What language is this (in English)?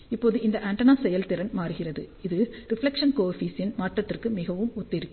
Tamil